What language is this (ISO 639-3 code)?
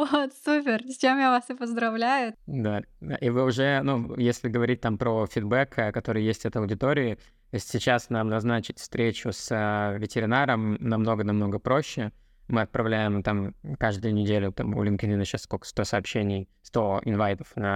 rus